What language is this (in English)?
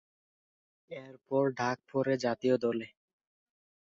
Bangla